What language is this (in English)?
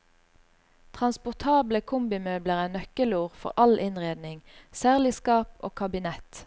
Norwegian